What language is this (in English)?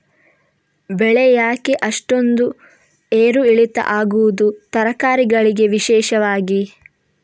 Kannada